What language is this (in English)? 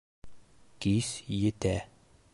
Bashkir